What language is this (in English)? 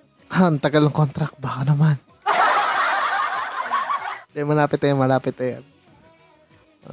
Filipino